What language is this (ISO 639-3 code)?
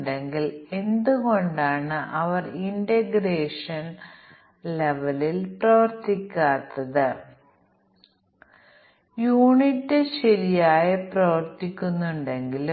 mal